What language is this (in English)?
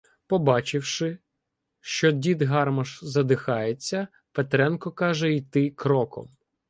Ukrainian